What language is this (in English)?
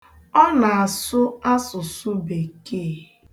Igbo